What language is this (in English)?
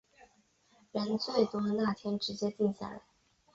Chinese